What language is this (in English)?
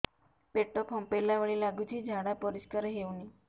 Odia